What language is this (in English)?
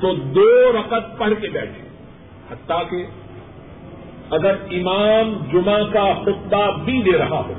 Urdu